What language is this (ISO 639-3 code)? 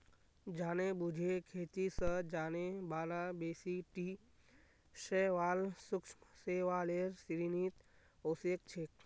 mag